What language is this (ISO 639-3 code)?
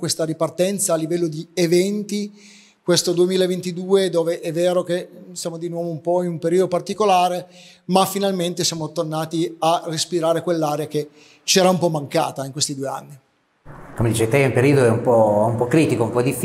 ita